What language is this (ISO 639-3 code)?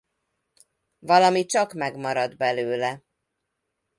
hun